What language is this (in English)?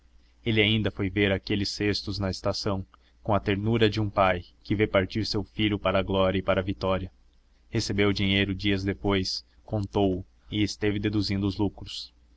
Portuguese